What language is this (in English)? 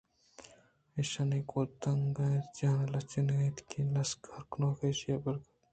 Eastern Balochi